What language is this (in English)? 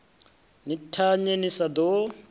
Venda